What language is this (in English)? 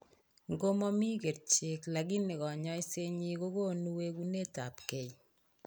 Kalenjin